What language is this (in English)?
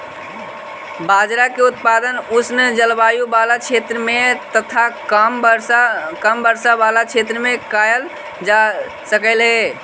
Magahi